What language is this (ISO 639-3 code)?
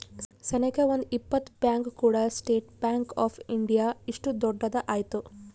kan